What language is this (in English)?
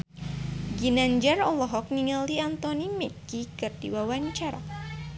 Sundanese